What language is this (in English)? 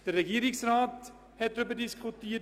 Swiss German